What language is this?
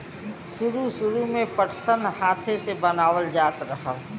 Bhojpuri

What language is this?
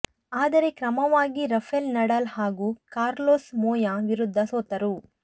Kannada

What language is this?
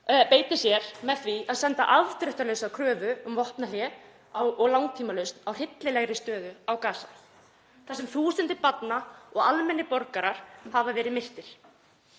Icelandic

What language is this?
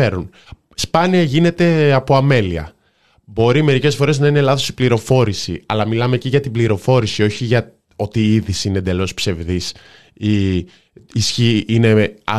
Greek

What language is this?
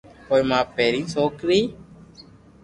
Loarki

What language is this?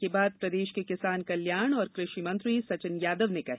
Hindi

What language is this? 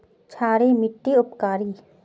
Magahi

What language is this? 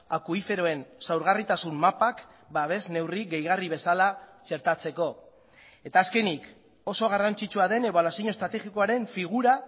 Basque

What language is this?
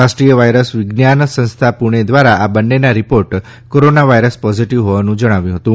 Gujarati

